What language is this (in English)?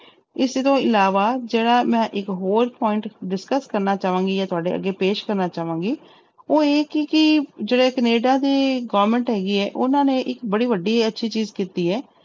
Punjabi